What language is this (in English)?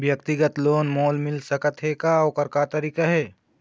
Chhattisgarhi